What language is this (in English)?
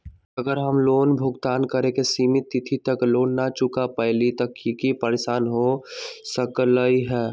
Magahi